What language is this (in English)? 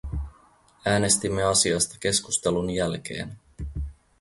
Finnish